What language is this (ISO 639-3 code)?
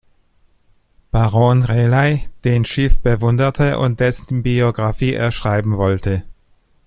deu